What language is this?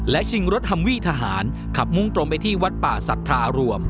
Thai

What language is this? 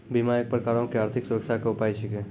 Maithili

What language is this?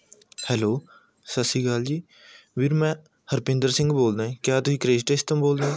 Punjabi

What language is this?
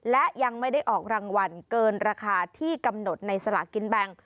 Thai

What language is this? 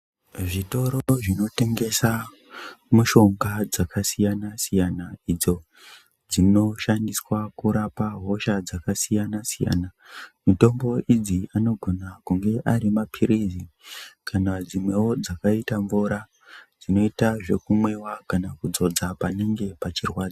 Ndau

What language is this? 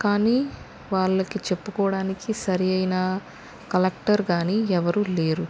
Telugu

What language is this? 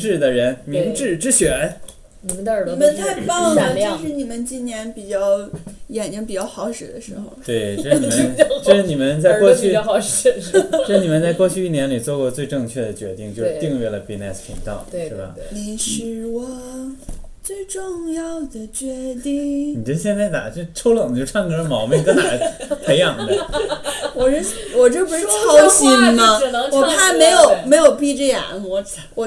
Chinese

